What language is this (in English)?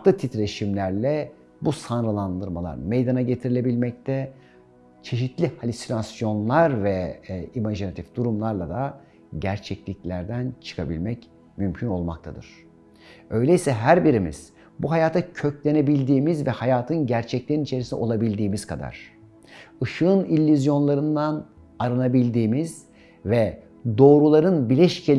Turkish